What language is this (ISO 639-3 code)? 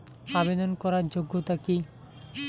ben